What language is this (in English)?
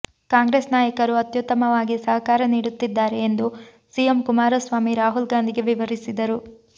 Kannada